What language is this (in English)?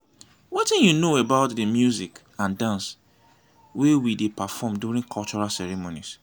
Nigerian Pidgin